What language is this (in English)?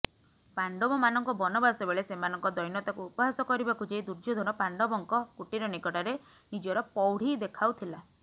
Odia